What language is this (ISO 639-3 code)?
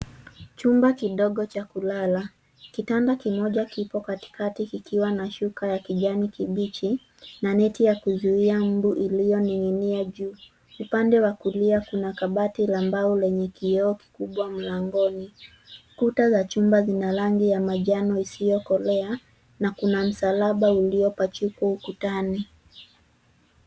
swa